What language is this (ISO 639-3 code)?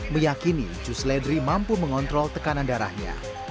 ind